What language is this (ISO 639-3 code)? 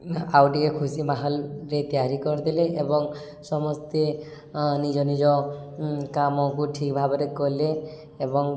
ori